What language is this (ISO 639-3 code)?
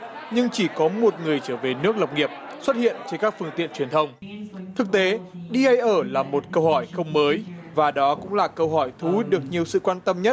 vie